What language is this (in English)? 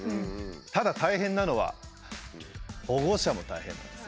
Japanese